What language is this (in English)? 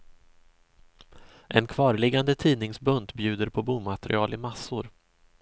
Swedish